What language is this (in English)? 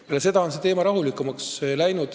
Estonian